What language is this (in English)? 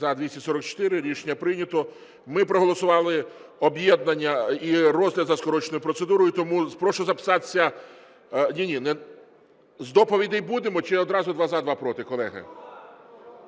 Ukrainian